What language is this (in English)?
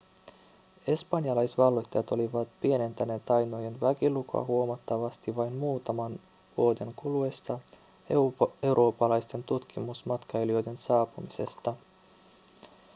Finnish